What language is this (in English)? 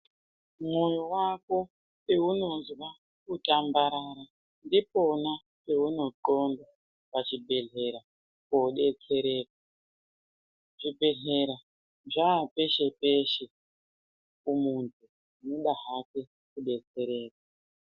Ndau